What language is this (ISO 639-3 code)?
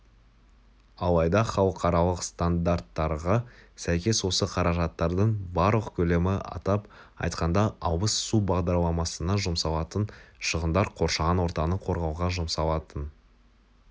kaz